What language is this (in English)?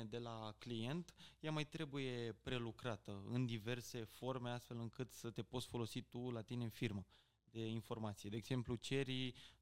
Romanian